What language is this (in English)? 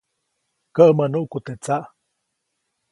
Copainalá Zoque